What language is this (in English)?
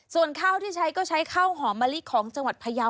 Thai